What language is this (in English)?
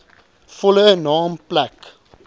Afrikaans